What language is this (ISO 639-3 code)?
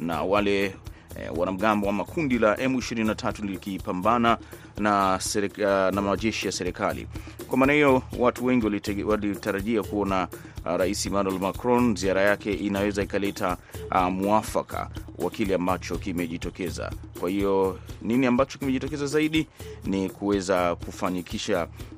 swa